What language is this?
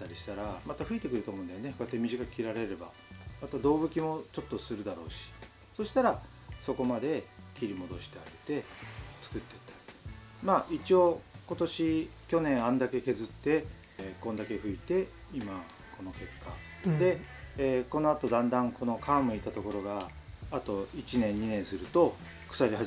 Japanese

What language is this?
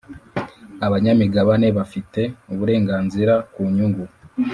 Kinyarwanda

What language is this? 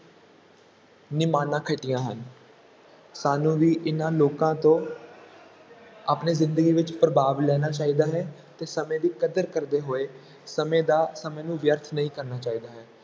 Punjabi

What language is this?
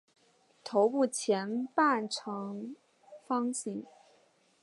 Chinese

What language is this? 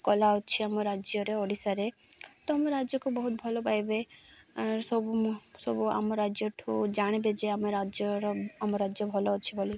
Odia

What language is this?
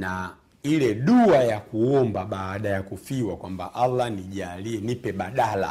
Swahili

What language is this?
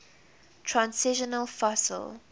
English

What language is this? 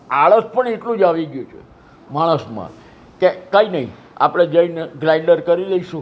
Gujarati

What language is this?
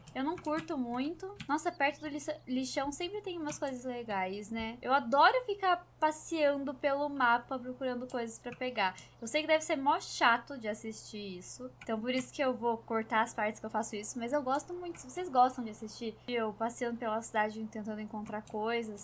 Portuguese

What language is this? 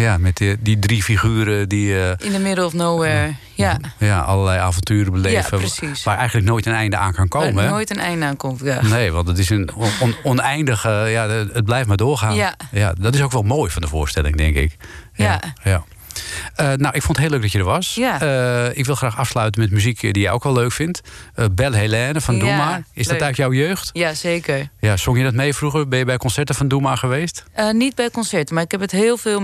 Dutch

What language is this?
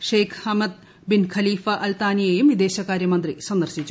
Malayalam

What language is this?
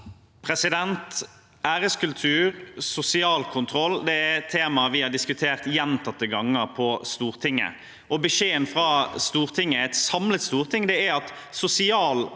Norwegian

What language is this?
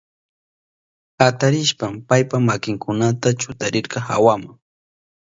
Southern Pastaza Quechua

